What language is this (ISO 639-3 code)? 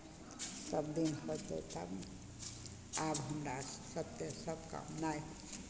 mai